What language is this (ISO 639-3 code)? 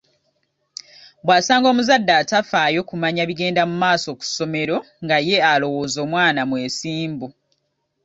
lug